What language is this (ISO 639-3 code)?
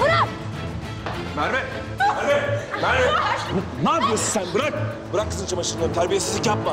tur